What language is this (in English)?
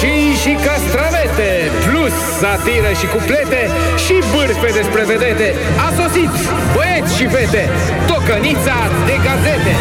Romanian